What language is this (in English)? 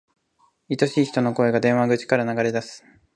Japanese